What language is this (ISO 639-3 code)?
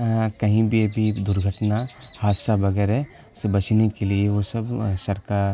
urd